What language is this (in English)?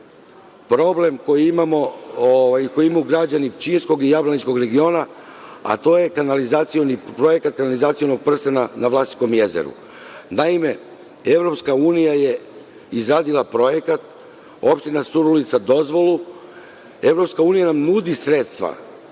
Serbian